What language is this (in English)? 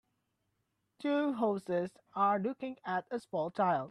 English